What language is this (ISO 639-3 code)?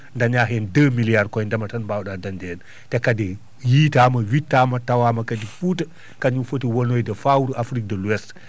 ful